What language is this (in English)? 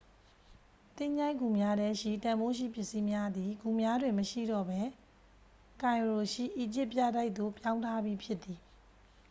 Burmese